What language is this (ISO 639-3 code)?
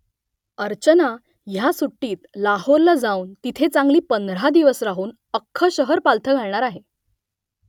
mar